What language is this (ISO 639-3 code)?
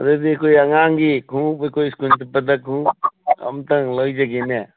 mni